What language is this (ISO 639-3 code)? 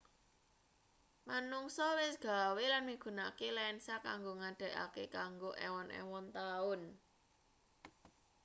jav